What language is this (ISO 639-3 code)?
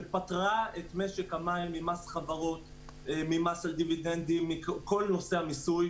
heb